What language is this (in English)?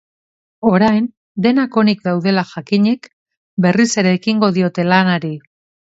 Basque